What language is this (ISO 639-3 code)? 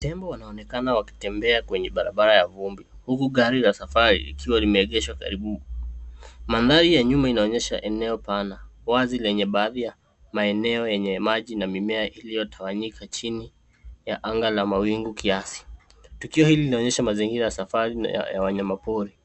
swa